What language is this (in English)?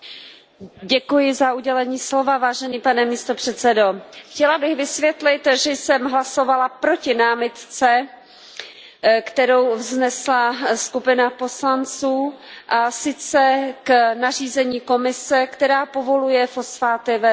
Czech